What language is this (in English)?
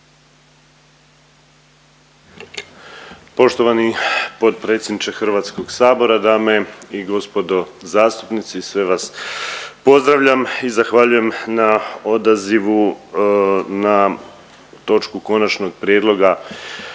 Croatian